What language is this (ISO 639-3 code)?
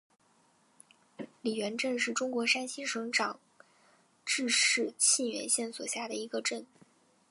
zho